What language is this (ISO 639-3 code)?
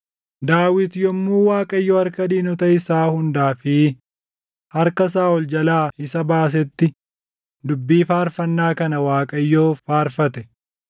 orm